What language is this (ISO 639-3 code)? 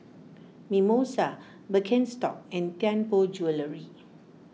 eng